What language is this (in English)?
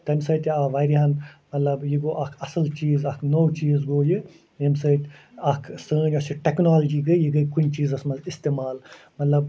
Kashmiri